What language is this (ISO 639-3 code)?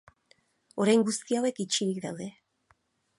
eus